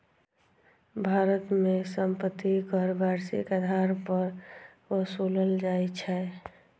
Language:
Maithili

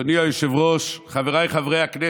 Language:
Hebrew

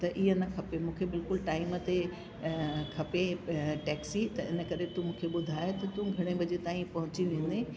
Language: Sindhi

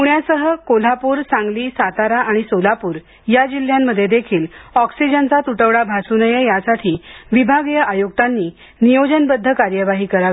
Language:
Marathi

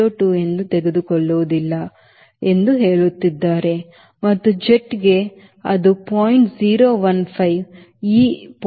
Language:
Kannada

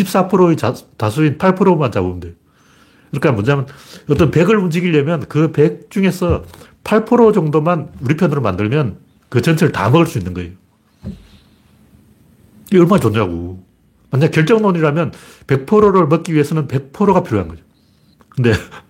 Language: Korean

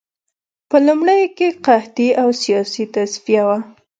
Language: Pashto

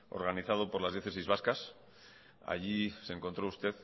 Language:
Spanish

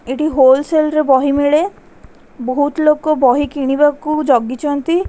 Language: Odia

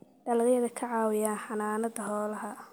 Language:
Somali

